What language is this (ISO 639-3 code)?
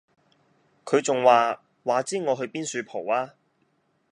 yue